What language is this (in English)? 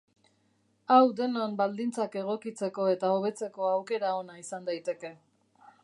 Basque